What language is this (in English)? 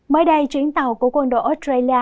Vietnamese